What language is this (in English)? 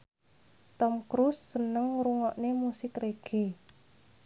Javanese